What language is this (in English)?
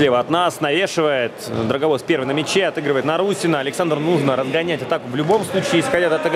Russian